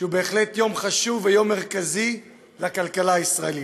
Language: Hebrew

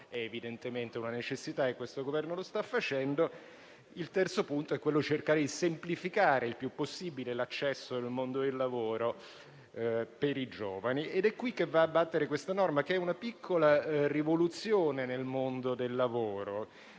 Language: Italian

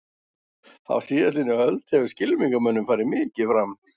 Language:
Icelandic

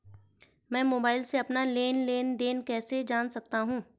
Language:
Hindi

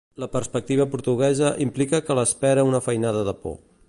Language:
Catalan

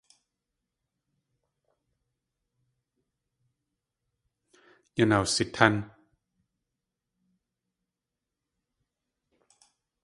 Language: Tlingit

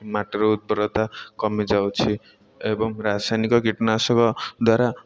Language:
Odia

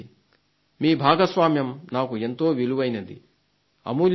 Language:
Telugu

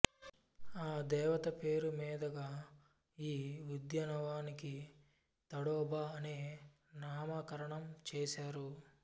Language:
Telugu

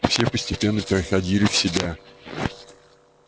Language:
Russian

